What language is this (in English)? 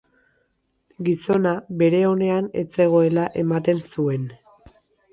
Basque